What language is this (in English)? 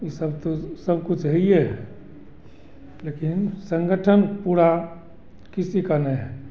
Hindi